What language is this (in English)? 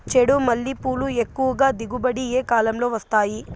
Telugu